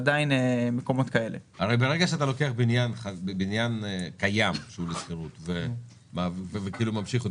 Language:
Hebrew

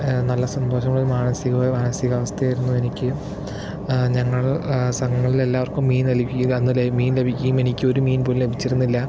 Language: Malayalam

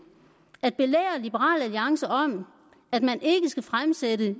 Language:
Danish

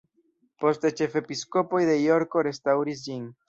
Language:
Esperanto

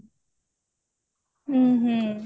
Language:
Odia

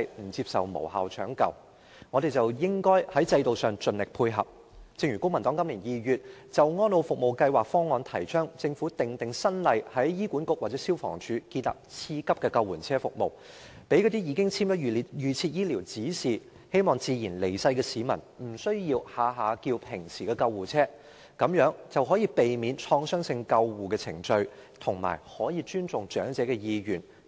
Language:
Cantonese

